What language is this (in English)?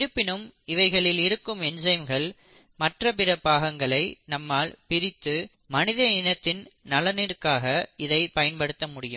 Tamil